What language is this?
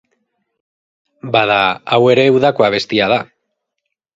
Basque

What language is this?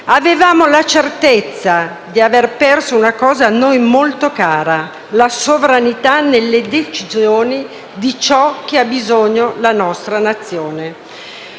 Italian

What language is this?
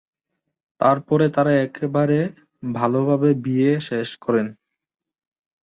Bangla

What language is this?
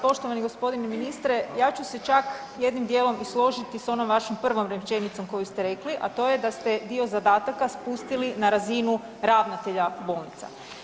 Croatian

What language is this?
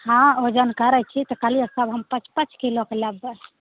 Maithili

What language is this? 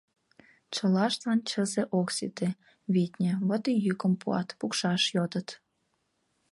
Mari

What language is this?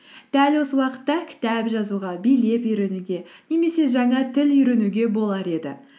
Kazakh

